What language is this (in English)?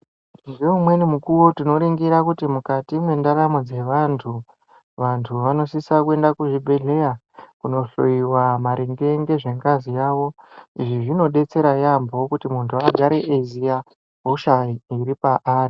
Ndau